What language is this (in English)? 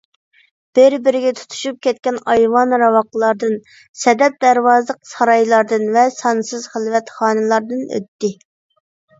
Uyghur